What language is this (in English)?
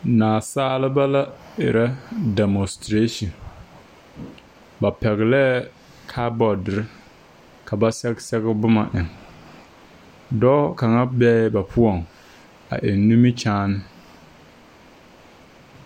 Southern Dagaare